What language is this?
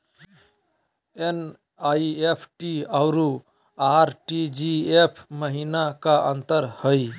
Magahi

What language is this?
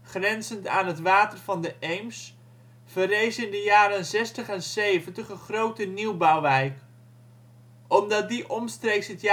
Dutch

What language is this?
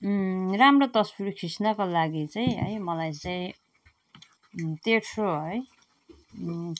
Nepali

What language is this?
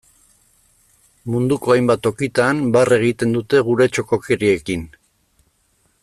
Basque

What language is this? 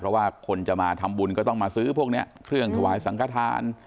Thai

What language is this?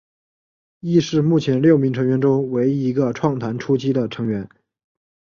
Chinese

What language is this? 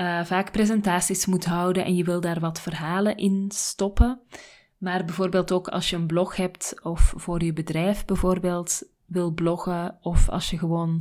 Dutch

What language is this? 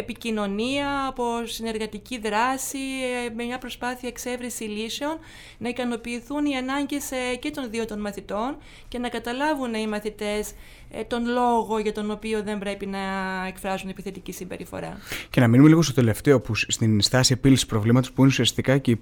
Greek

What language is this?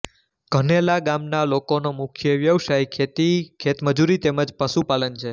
Gujarati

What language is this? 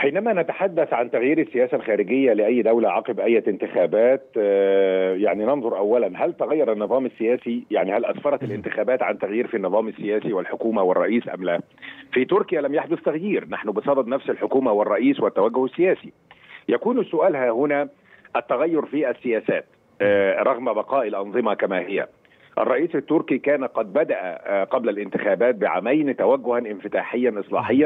Arabic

